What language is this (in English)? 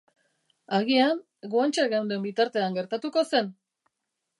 Basque